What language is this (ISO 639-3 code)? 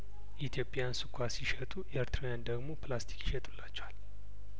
amh